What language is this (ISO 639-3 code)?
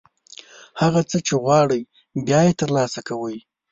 pus